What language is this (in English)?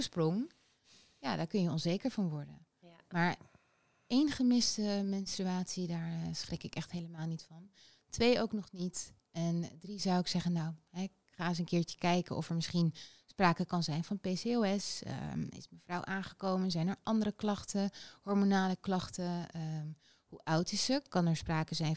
Dutch